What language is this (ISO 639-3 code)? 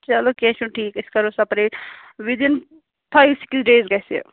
kas